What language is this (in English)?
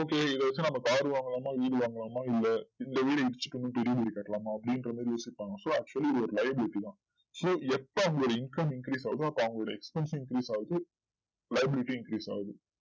Tamil